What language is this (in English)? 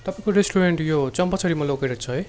Nepali